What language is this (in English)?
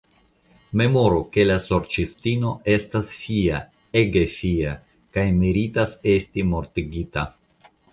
Esperanto